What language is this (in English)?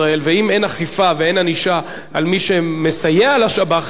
Hebrew